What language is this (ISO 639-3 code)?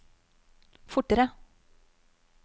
nor